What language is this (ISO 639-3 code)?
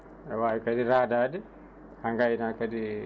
ful